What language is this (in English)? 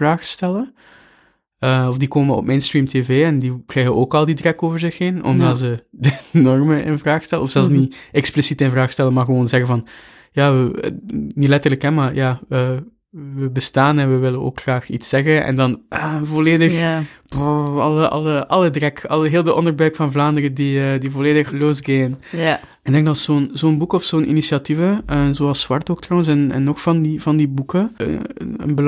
Dutch